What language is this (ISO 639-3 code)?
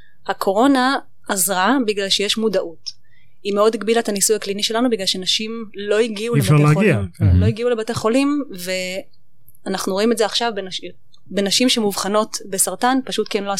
heb